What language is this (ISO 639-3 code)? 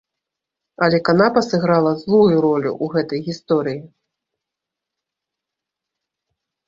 bel